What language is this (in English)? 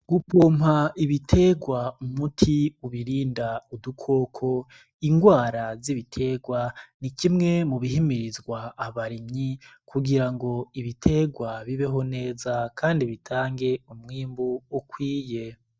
Rundi